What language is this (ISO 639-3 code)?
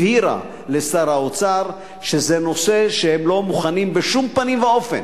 heb